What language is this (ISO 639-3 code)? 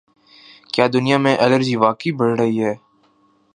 urd